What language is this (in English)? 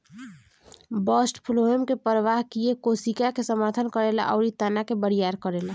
Bhojpuri